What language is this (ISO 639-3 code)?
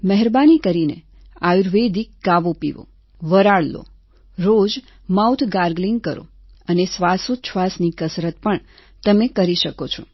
guj